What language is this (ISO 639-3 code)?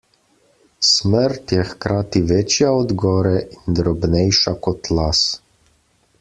slv